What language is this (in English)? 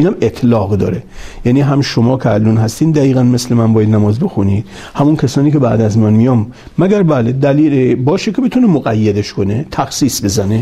Persian